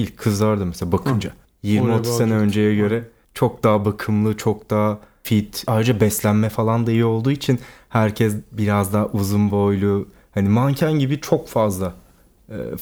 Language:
Turkish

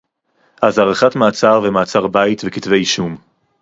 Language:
Hebrew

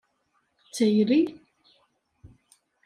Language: Kabyle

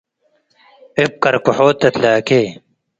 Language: Tigre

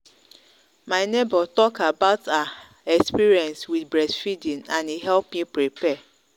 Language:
Nigerian Pidgin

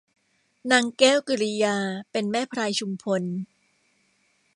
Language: Thai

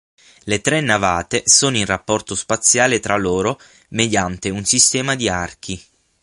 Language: Italian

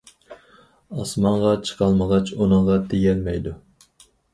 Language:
Uyghur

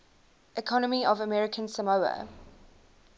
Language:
English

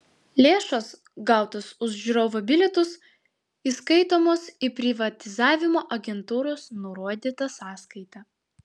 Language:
Lithuanian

